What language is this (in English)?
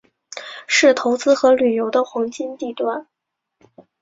Chinese